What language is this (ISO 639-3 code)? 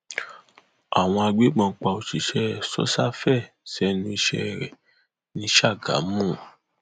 yor